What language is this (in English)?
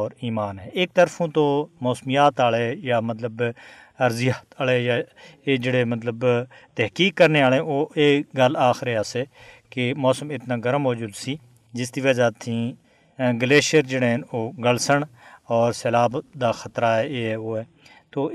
Urdu